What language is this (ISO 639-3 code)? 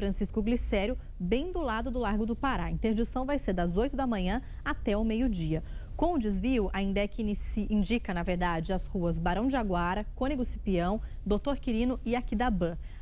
por